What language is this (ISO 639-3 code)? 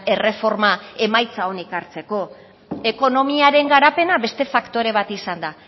eus